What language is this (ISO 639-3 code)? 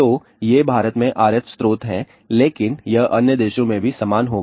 hin